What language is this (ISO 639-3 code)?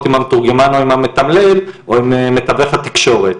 heb